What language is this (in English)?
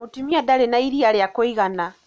Kikuyu